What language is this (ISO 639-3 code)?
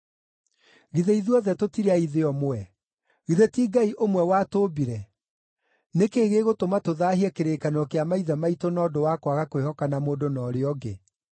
kik